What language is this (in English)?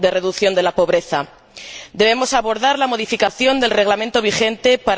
Spanish